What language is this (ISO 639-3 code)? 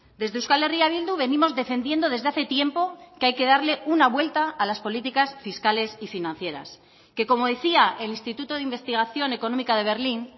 spa